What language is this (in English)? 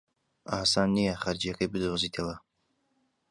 Central Kurdish